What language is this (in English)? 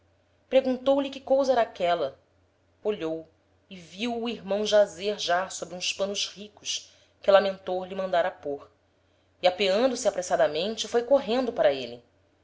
Portuguese